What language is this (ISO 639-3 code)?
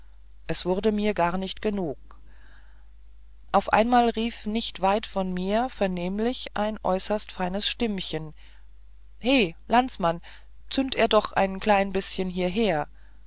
deu